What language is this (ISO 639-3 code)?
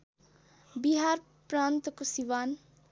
nep